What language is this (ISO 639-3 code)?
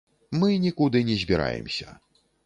bel